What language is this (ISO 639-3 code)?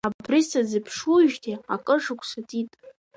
abk